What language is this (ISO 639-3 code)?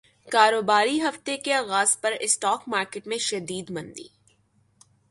urd